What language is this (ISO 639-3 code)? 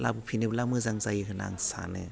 brx